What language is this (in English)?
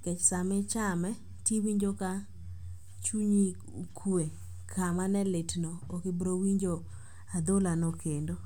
Luo (Kenya and Tanzania)